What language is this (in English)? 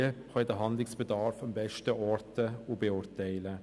Swiss German